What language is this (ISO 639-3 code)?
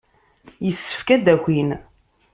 kab